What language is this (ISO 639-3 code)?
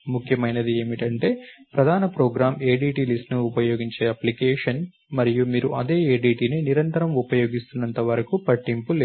tel